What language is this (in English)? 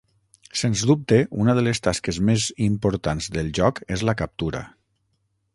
Catalan